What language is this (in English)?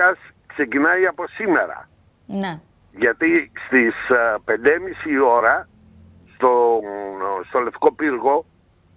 Greek